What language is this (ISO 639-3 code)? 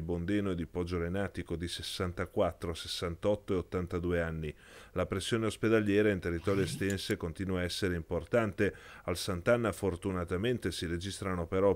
ita